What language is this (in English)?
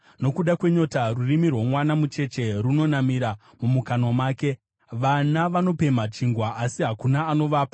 Shona